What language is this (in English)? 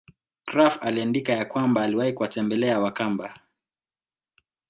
Swahili